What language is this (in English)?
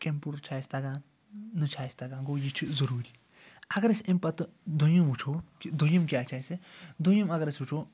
Kashmiri